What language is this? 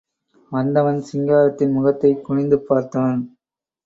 Tamil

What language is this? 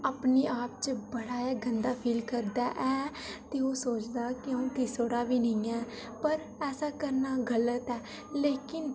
Dogri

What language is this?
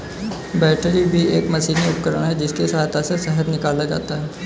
Hindi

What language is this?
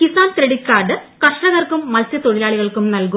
Malayalam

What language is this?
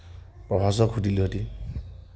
Assamese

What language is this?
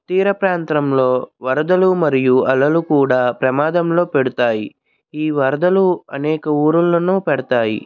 Telugu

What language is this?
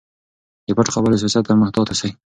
Pashto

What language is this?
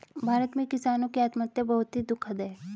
Hindi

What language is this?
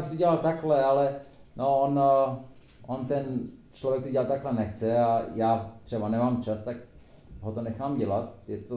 Czech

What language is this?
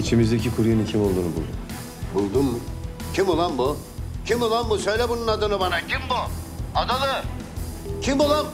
Turkish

